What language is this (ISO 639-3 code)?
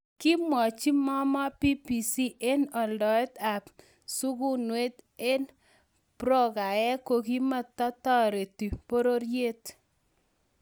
kln